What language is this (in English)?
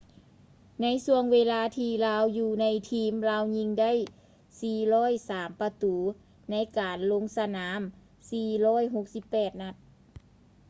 Lao